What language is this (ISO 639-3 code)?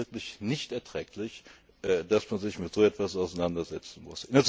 deu